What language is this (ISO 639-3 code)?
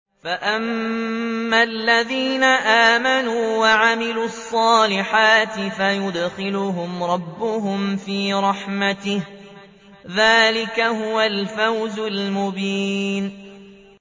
ara